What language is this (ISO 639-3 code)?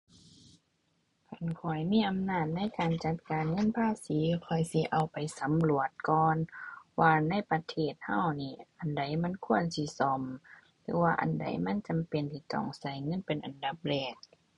tha